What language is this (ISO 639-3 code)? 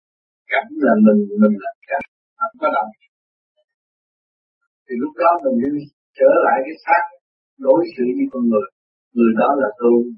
vie